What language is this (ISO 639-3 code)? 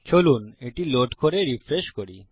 ben